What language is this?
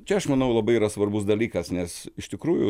Lithuanian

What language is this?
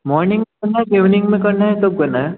Hindi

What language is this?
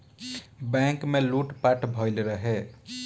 Bhojpuri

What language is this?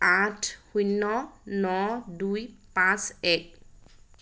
Assamese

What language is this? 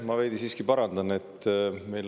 Estonian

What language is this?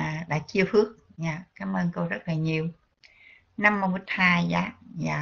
Vietnamese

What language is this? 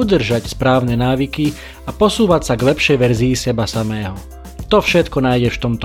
Slovak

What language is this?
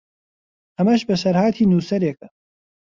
Central Kurdish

